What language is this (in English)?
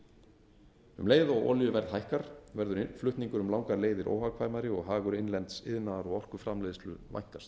Icelandic